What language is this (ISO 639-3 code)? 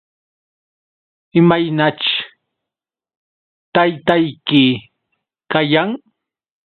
qux